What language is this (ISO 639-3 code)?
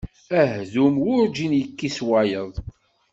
kab